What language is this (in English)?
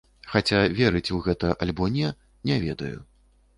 Belarusian